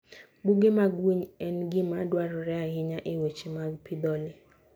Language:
Luo (Kenya and Tanzania)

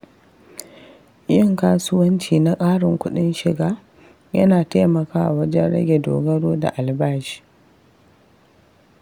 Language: Hausa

